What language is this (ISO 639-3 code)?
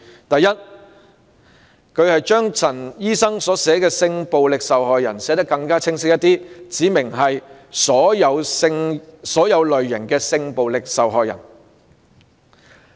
yue